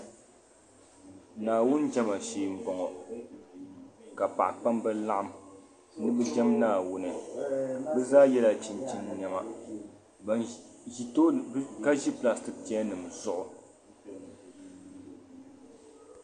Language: Dagbani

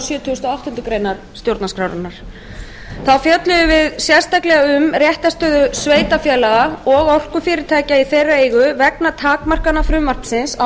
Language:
Icelandic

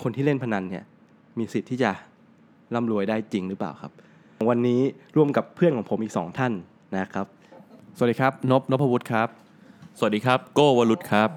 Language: Thai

